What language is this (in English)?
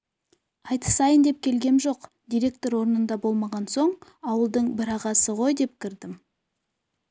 Kazakh